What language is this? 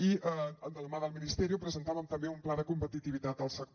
Catalan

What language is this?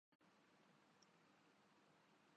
Urdu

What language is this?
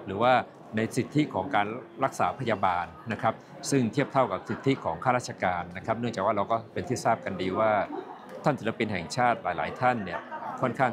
Thai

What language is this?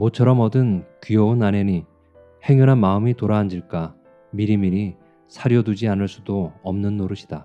Korean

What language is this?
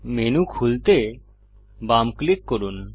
Bangla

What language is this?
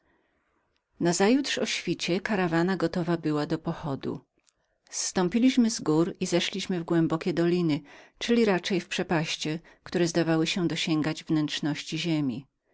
Polish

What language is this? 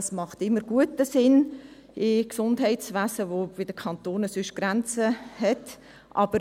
Swiss German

